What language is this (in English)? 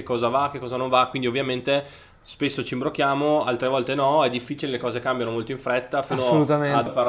Italian